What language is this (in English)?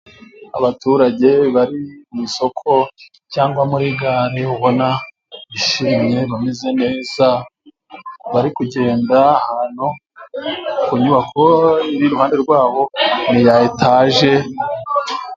Kinyarwanda